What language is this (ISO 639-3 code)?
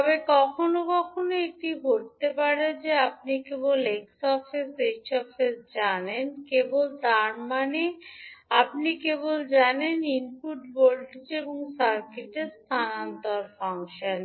ben